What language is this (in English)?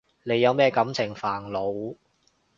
Cantonese